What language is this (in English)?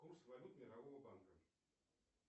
Russian